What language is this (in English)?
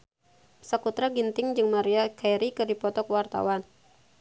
Sundanese